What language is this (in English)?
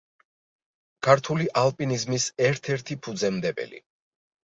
Georgian